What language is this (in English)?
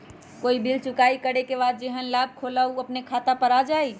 Magahi